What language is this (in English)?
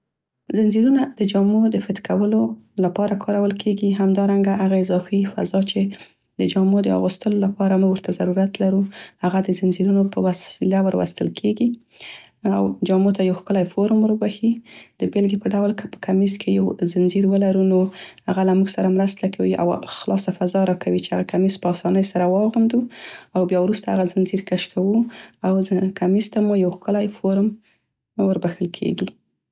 Central Pashto